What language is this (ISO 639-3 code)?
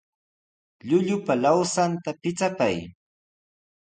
qws